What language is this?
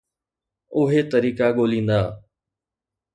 Sindhi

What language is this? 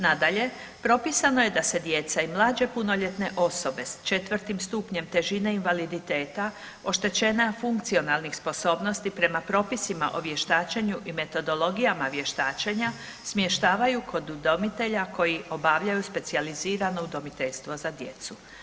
Croatian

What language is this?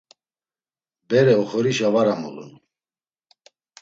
Laz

